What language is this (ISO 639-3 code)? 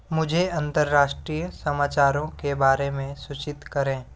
hin